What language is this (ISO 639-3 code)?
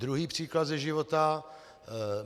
ces